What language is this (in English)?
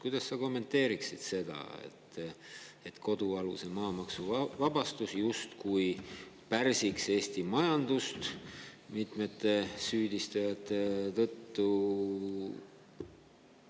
Estonian